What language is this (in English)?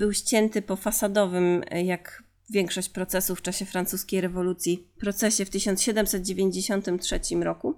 Polish